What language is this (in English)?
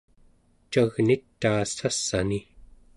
Central Yupik